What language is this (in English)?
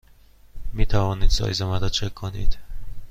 Persian